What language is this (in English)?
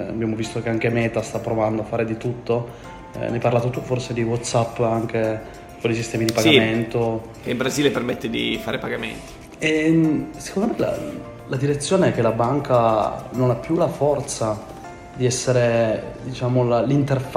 Italian